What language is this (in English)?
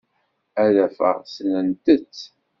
Kabyle